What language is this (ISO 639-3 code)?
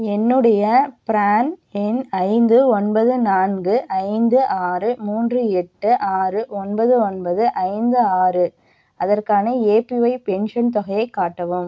tam